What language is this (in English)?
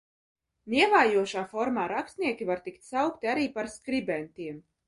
Latvian